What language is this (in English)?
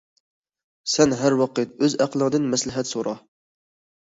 Uyghur